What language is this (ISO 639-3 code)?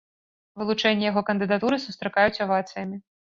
bel